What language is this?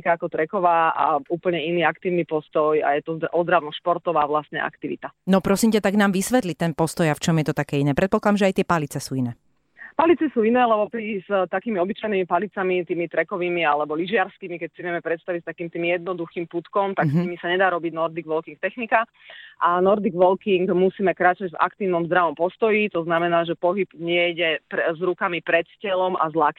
Slovak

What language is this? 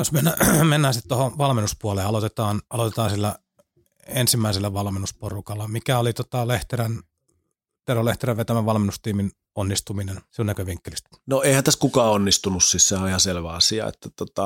Finnish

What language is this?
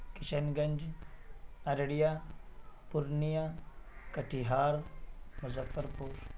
Urdu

